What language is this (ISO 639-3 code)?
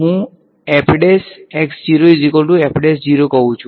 guj